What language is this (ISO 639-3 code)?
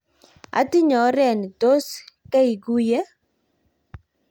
kln